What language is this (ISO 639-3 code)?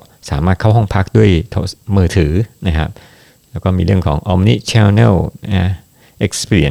tha